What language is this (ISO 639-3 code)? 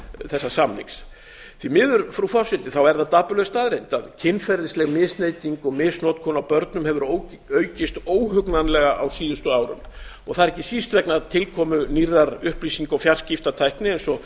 isl